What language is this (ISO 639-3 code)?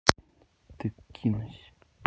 rus